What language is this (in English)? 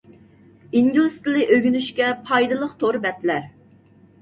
Uyghur